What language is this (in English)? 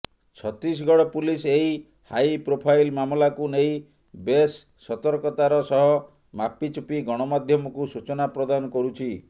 Odia